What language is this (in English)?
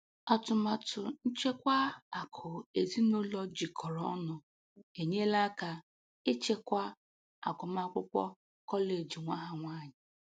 Igbo